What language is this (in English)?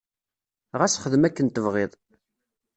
Kabyle